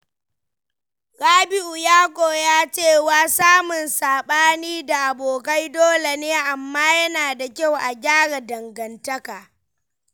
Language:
Hausa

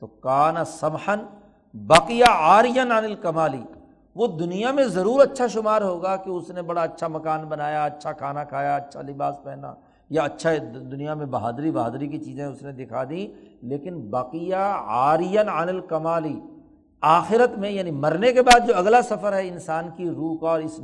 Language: Urdu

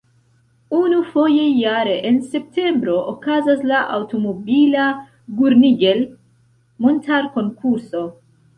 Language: Esperanto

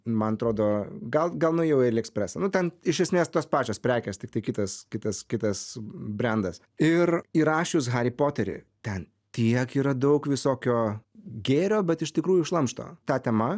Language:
Lithuanian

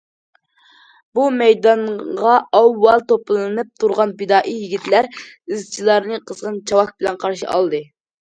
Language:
Uyghur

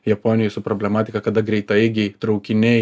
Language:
Lithuanian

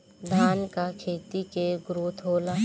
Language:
Bhojpuri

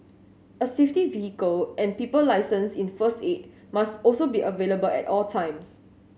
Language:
English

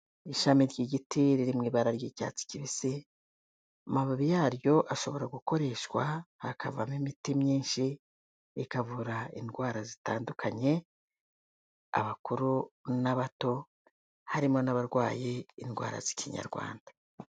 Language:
Kinyarwanda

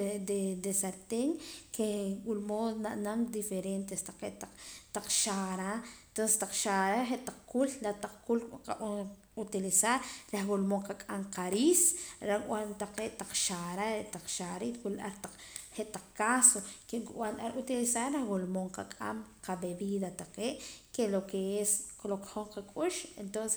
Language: Poqomam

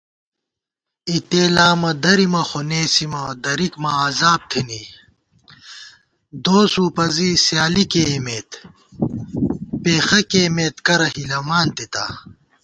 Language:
Gawar-Bati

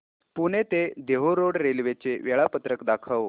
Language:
Marathi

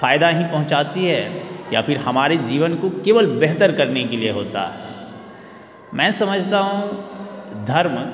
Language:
Hindi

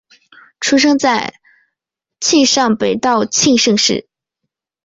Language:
Chinese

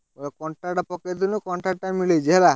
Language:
Odia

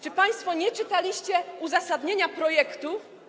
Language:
Polish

